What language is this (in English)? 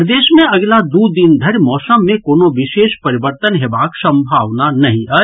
Maithili